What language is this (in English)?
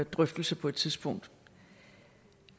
Danish